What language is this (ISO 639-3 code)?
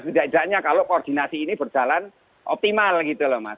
ind